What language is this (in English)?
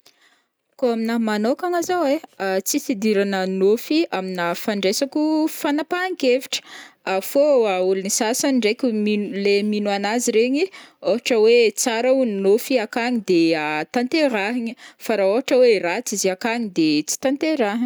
Northern Betsimisaraka Malagasy